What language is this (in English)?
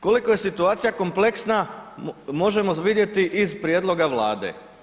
Croatian